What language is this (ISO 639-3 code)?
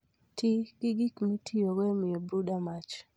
luo